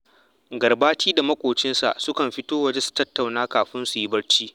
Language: Hausa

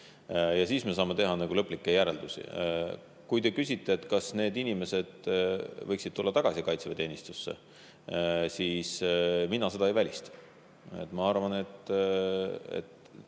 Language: Estonian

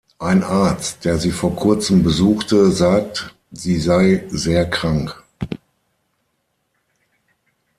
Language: German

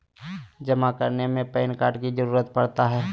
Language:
Magahi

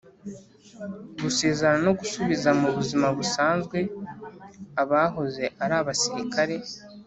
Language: Kinyarwanda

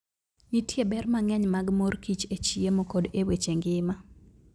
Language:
Luo (Kenya and Tanzania)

